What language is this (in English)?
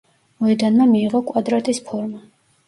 Georgian